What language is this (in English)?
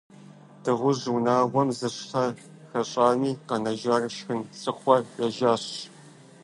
Kabardian